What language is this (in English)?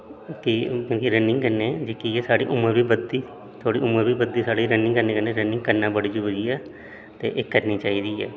Dogri